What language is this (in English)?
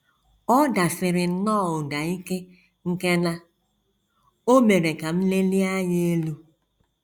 Igbo